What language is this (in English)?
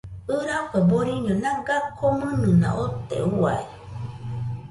Nüpode Huitoto